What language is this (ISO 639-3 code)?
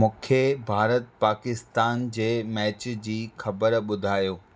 snd